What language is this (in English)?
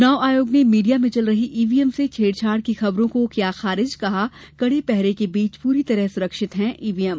Hindi